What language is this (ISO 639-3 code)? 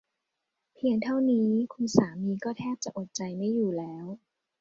tha